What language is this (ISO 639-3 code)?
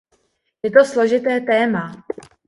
ces